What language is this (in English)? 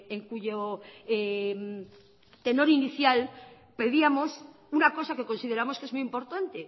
Spanish